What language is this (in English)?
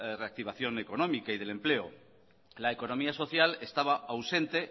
Spanish